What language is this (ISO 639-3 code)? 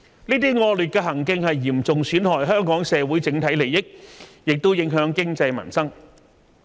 yue